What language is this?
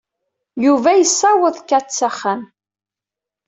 Kabyle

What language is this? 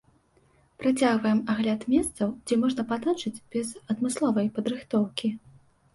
Belarusian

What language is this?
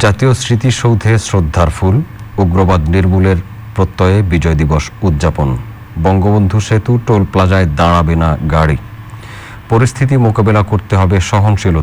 Hindi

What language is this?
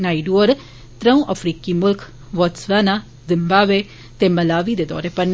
Dogri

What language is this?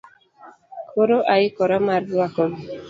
Luo (Kenya and Tanzania)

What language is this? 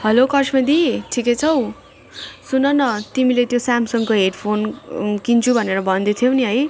Nepali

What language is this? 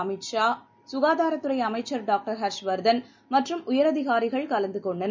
Tamil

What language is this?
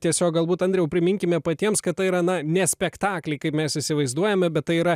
Lithuanian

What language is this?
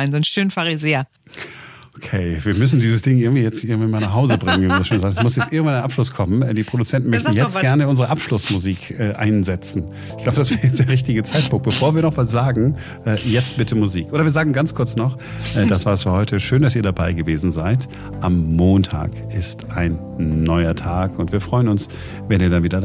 German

